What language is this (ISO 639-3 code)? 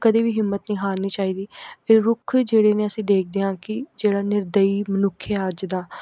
pan